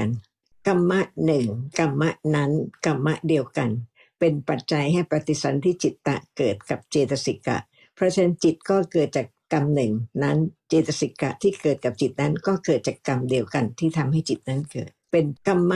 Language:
Thai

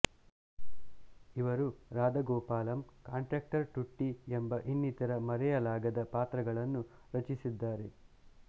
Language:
Kannada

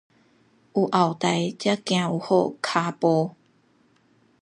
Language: Min Nan Chinese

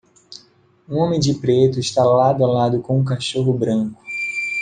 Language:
Portuguese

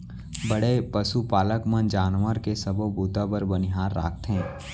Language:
Chhattisgarhi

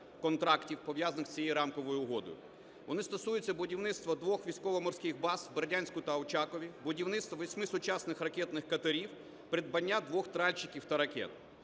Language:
Ukrainian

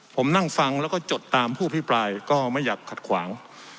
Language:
Thai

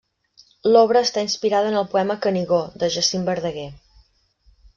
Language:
Catalan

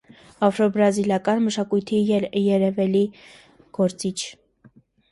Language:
Armenian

